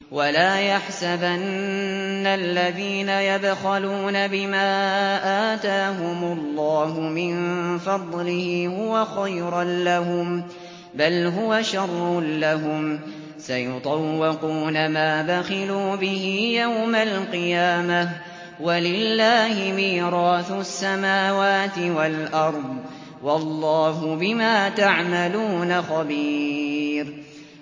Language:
Arabic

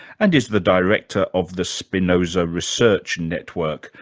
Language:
English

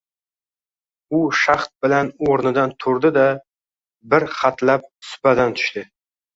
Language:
Uzbek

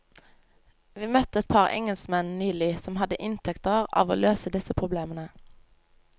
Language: Norwegian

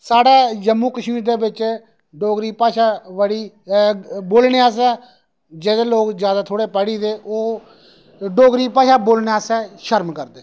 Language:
Dogri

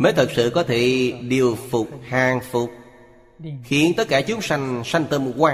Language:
Vietnamese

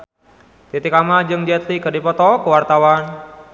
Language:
Sundanese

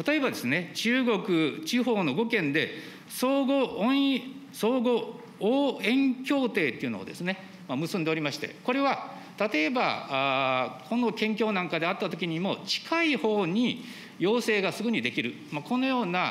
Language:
Japanese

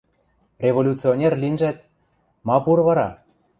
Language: Western Mari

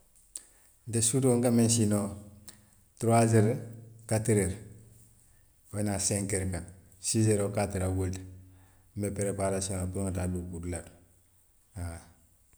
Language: Western Maninkakan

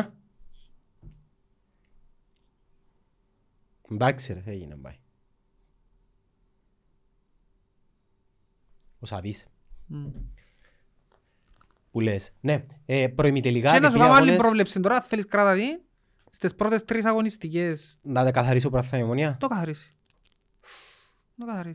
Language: Greek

